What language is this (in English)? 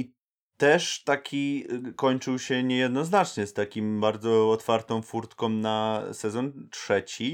Polish